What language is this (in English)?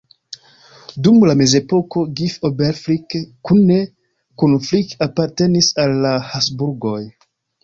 Esperanto